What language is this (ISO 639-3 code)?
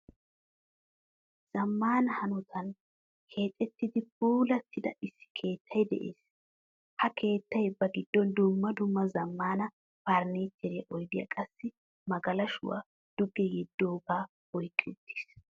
wal